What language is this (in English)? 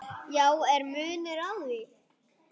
Icelandic